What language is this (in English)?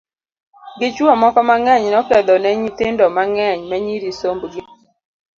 Luo (Kenya and Tanzania)